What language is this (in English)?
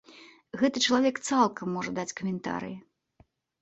Belarusian